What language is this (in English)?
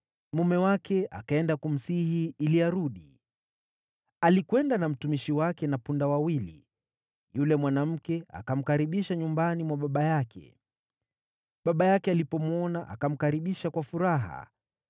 Swahili